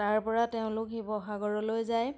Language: Assamese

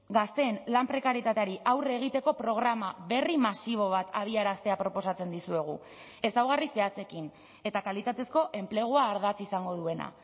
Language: Basque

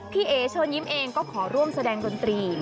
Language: Thai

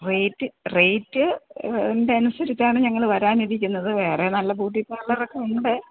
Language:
Malayalam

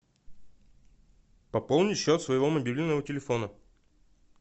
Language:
Russian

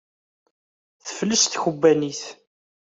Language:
Kabyle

